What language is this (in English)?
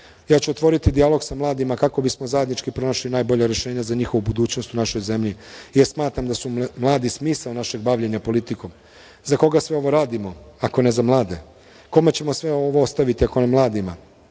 Serbian